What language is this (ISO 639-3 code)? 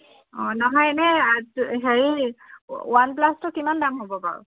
asm